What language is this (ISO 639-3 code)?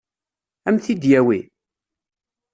kab